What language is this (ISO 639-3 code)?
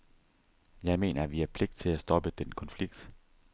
dan